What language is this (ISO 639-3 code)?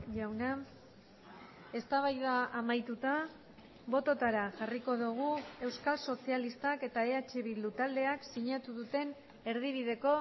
eus